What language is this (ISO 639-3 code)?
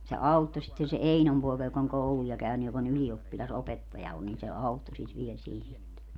fin